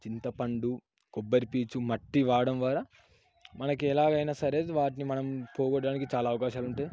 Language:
Telugu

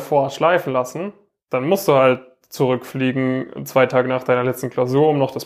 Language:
German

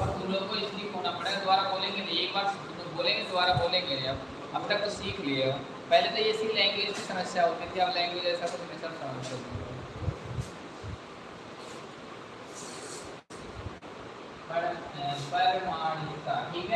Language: Hindi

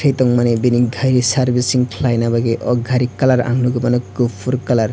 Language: Kok Borok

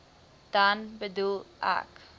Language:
Afrikaans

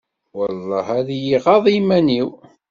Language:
Kabyle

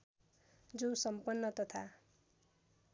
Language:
Nepali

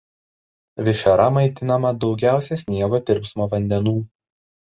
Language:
Lithuanian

